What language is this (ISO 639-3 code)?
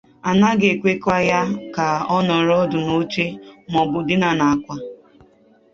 ibo